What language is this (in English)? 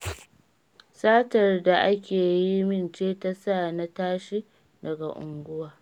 Hausa